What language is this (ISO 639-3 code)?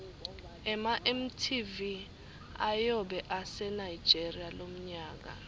ssw